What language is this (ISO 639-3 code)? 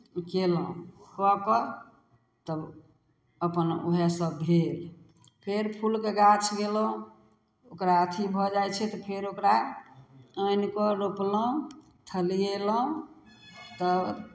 mai